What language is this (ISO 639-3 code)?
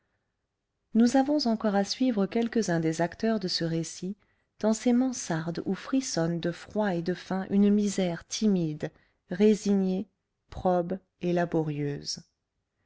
fra